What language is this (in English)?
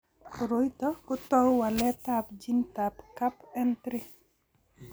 Kalenjin